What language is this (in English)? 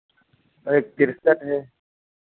Hindi